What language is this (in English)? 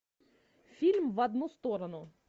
Russian